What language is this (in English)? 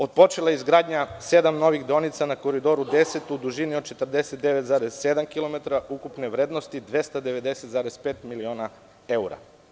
Serbian